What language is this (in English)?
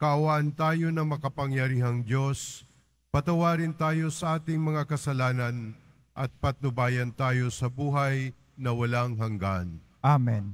Filipino